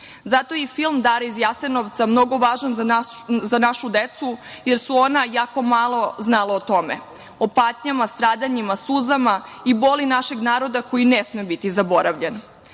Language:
Serbian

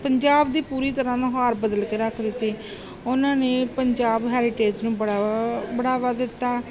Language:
Punjabi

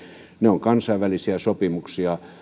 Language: Finnish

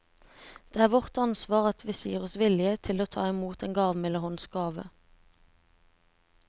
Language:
Norwegian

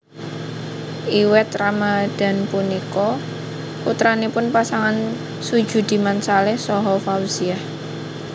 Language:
Javanese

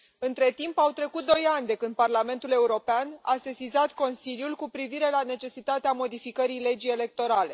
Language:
Romanian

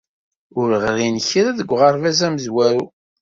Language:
Kabyle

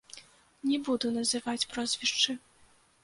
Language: Belarusian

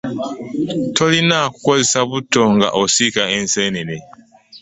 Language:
Ganda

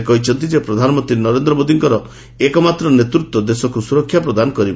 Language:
Odia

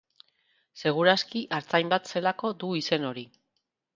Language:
Basque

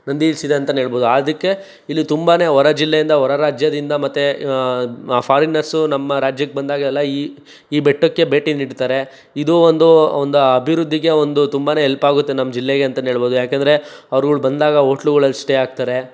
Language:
Kannada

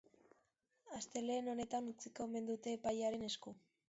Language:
Basque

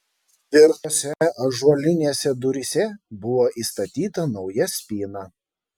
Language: Lithuanian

